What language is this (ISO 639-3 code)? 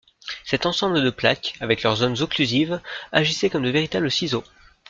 fra